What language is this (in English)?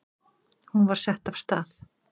Icelandic